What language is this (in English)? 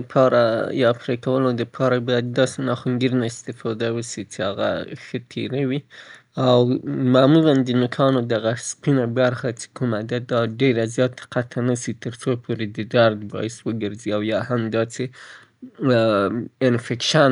Southern Pashto